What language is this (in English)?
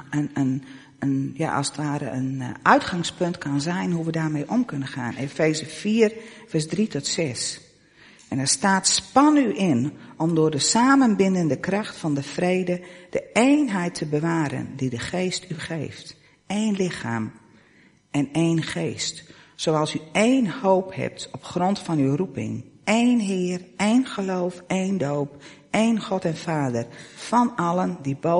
Dutch